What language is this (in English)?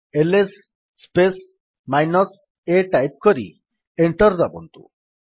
Odia